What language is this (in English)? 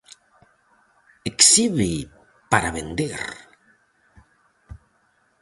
Galician